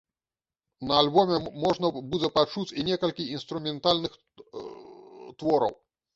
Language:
Belarusian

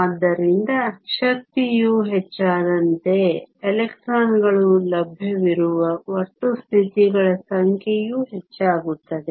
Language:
Kannada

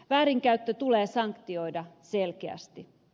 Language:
Finnish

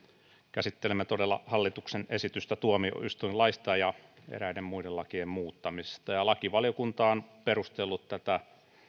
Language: Finnish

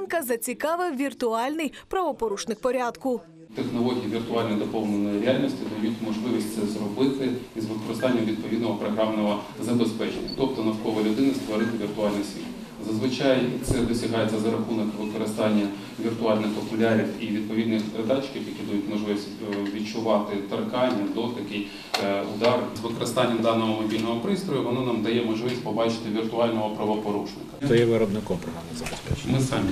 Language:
Ukrainian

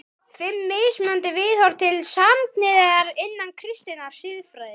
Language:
Icelandic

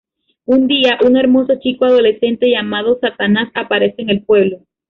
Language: Spanish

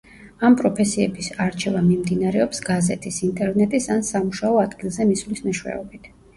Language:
Georgian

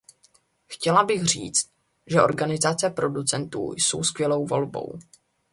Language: Czech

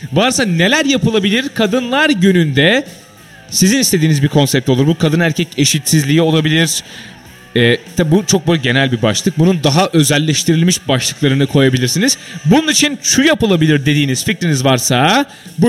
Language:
Turkish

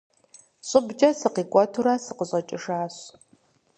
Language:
Kabardian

